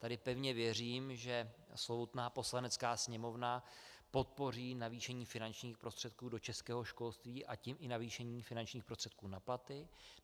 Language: Czech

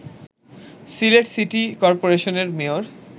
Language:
Bangla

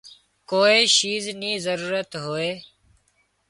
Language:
Wadiyara Koli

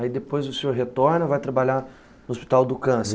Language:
Portuguese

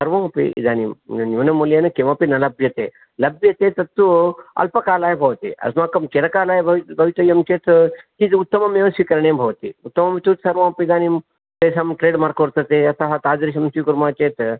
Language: Sanskrit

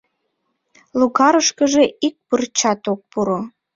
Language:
Mari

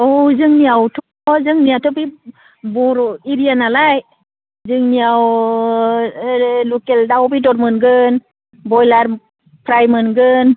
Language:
Bodo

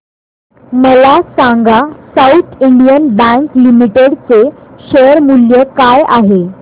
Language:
Marathi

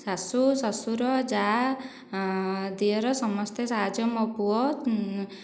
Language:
Odia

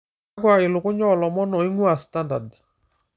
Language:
Masai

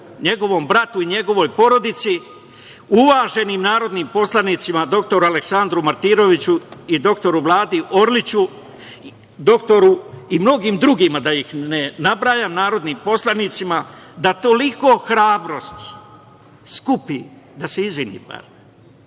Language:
Serbian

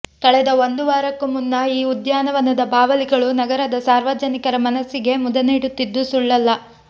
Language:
Kannada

